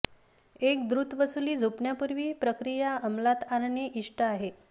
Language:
Marathi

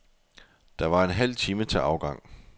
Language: Danish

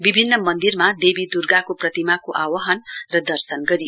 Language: Nepali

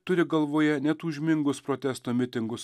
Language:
Lithuanian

